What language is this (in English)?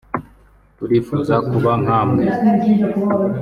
Kinyarwanda